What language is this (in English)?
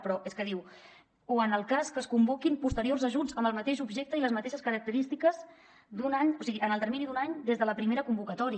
Catalan